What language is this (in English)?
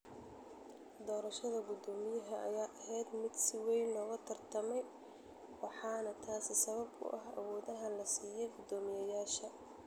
Somali